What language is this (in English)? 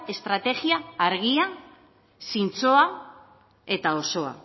Basque